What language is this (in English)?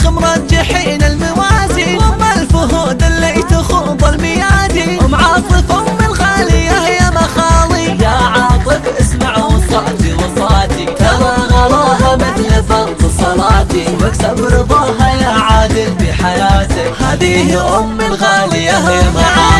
Arabic